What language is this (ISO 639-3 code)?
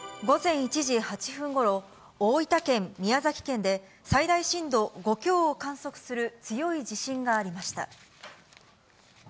jpn